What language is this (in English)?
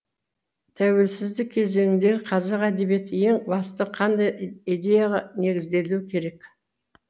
Kazakh